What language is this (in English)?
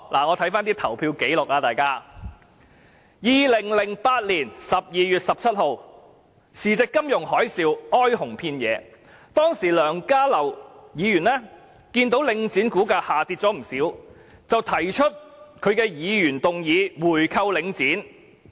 Cantonese